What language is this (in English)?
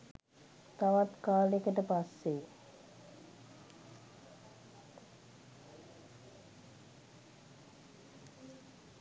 Sinhala